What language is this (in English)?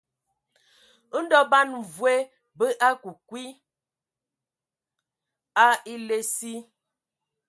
Ewondo